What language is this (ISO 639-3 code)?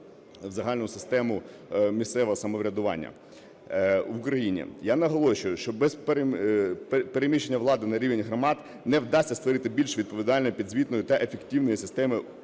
ukr